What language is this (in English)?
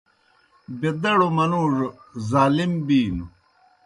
Kohistani Shina